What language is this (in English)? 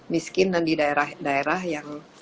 Indonesian